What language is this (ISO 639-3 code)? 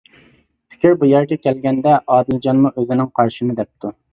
uig